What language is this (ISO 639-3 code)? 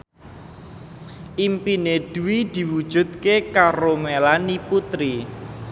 jav